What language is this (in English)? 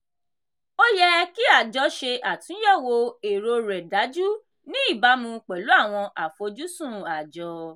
Yoruba